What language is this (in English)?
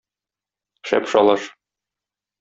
Tatar